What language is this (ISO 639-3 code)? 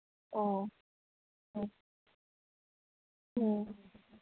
mni